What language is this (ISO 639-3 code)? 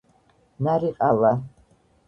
kat